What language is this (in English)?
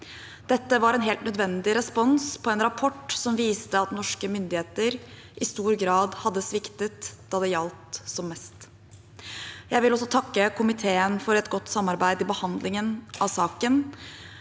Norwegian